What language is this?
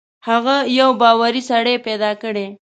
Pashto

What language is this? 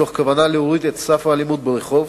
Hebrew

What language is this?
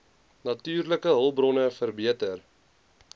Afrikaans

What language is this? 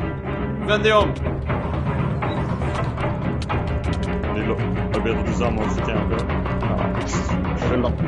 Swedish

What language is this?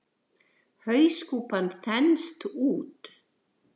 Icelandic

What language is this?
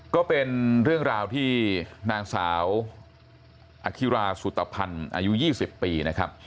Thai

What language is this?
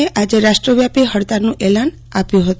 Gujarati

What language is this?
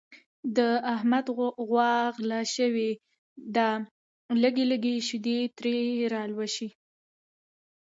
Pashto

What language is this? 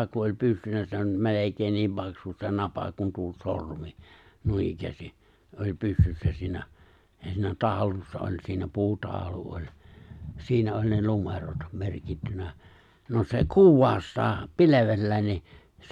Finnish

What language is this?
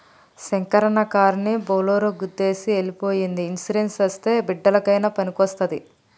Telugu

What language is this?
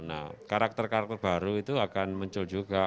Indonesian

